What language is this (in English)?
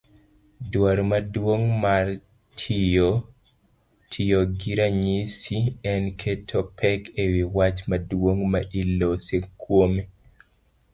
Luo (Kenya and Tanzania)